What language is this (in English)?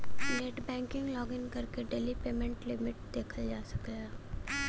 Bhojpuri